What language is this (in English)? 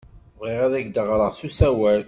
Kabyle